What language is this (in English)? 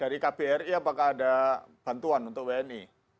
Indonesian